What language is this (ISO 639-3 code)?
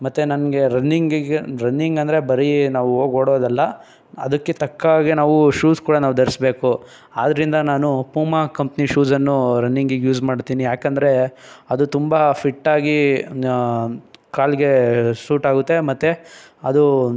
kan